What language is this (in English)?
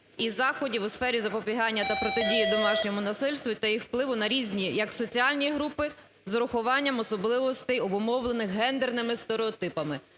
Ukrainian